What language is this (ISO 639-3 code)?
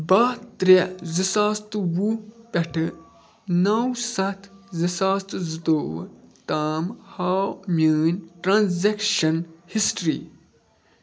kas